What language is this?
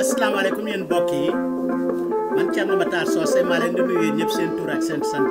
Indonesian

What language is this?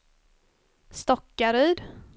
Swedish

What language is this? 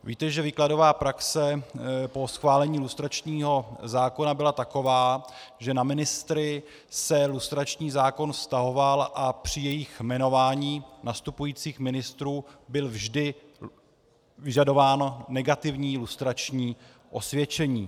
Czech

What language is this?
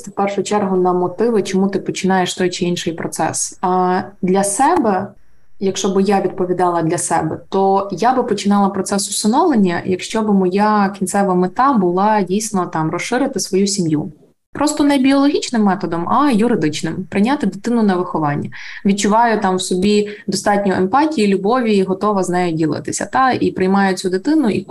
Ukrainian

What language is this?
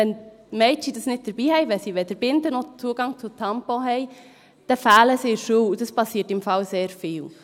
Swiss German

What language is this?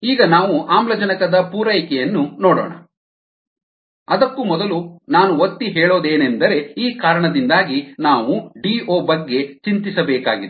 Kannada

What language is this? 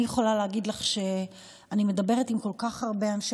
Hebrew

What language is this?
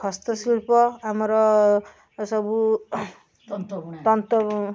Odia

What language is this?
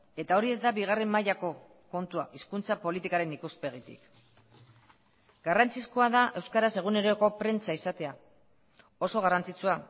Basque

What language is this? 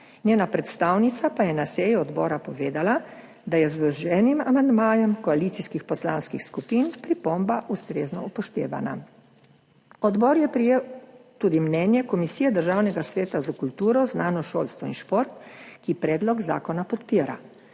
Slovenian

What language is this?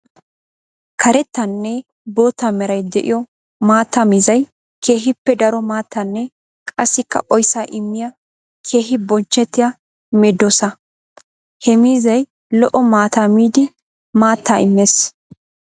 Wolaytta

